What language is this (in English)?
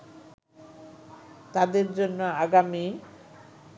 Bangla